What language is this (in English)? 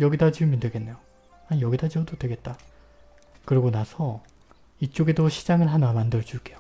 Korean